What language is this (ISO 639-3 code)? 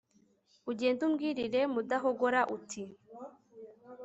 kin